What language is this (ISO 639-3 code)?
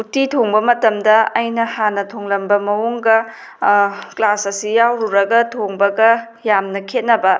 mni